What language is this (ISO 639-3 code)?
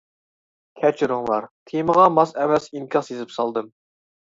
uig